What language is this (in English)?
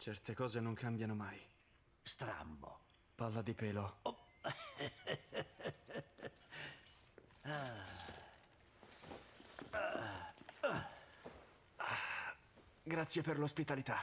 Italian